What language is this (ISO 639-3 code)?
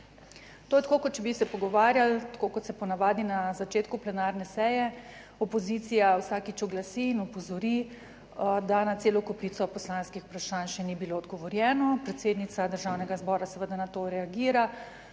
slv